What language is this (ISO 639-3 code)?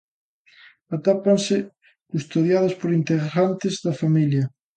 glg